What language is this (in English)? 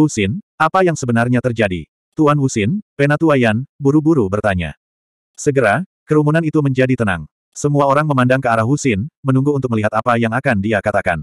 Indonesian